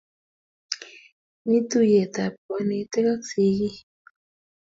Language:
Kalenjin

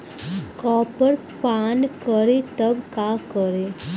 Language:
Bhojpuri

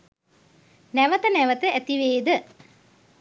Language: Sinhala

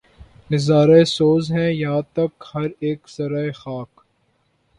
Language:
Urdu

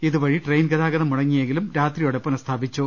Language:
Malayalam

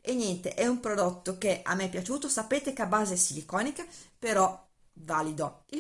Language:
Italian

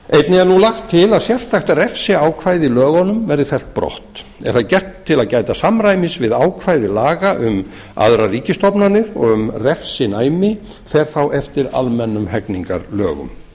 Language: Icelandic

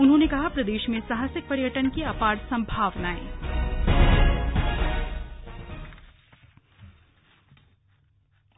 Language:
Hindi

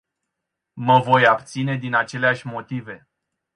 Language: Romanian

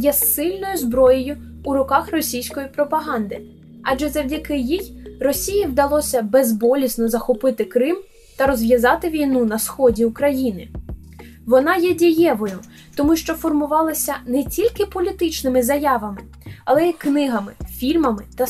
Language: Ukrainian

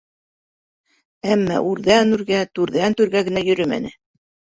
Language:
Bashkir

